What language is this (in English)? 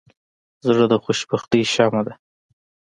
Pashto